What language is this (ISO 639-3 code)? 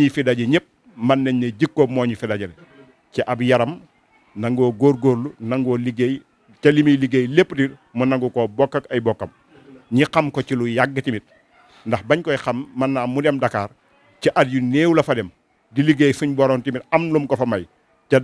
ara